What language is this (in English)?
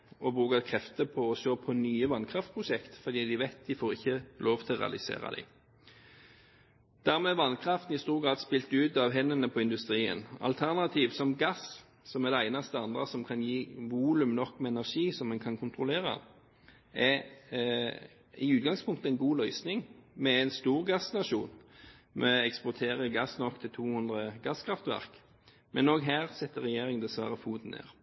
Norwegian Bokmål